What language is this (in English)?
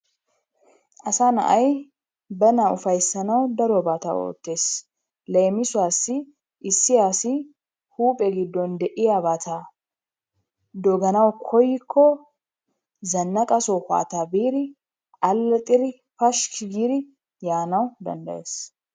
Wolaytta